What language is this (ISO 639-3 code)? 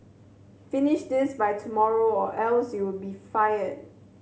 eng